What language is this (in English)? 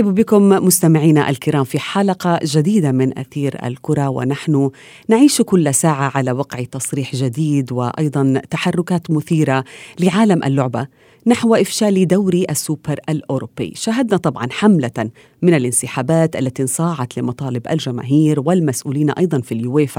Arabic